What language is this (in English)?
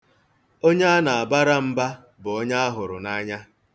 Igbo